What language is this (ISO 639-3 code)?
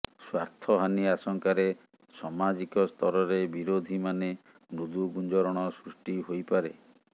ori